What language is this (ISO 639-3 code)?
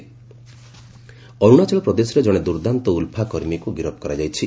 ori